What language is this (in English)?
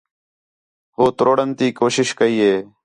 Khetrani